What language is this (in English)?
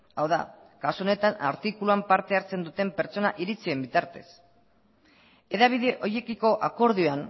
Basque